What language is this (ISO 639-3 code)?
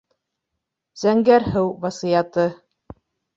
bak